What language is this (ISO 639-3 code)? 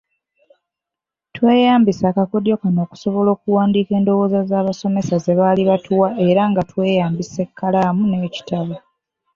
lug